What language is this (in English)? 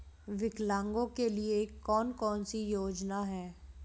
Hindi